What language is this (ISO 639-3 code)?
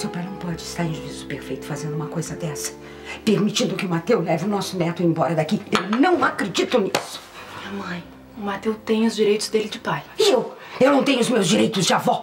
por